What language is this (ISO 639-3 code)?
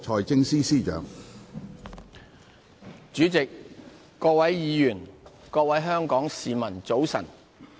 yue